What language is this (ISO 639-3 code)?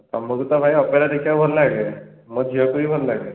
ori